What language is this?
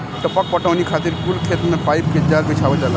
Bhojpuri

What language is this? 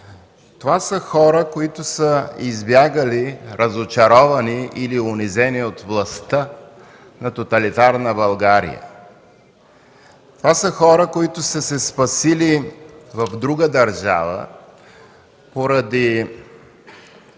Bulgarian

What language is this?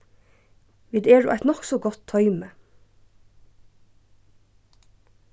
Faroese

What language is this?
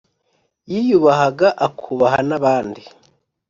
Kinyarwanda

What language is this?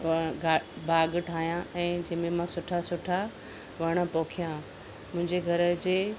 Sindhi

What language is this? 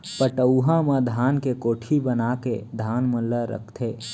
Chhattisgarhi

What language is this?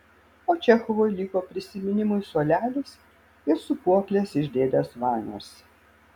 Lithuanian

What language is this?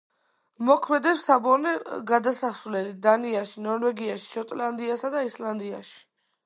Georgian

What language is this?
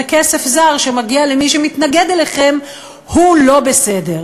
Hebrew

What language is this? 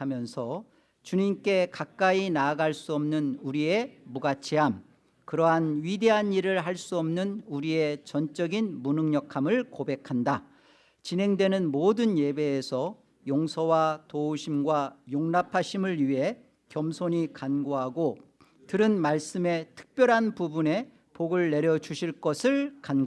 Korean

